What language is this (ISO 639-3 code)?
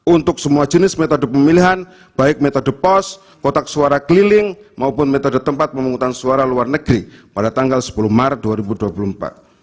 ind